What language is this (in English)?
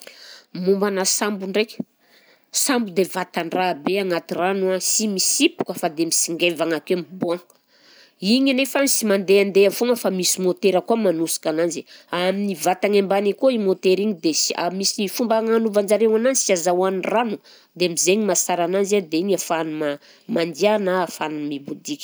Southern Betsimisaraka Malagasy